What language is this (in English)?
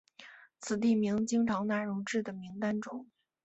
Chinese